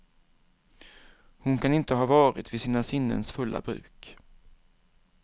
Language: Swedish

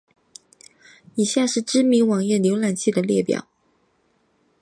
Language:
Chinese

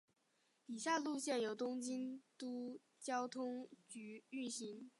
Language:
Chinese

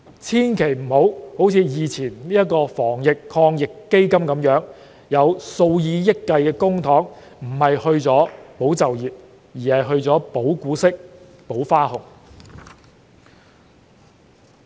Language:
Cantonese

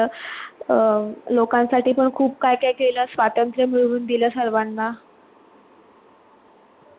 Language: Marathi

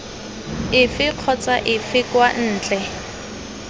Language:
Tswana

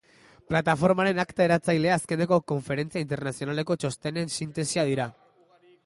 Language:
Basque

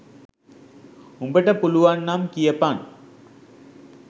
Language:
Sinhala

